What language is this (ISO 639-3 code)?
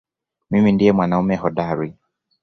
swa